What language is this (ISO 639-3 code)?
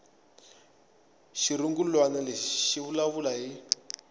tso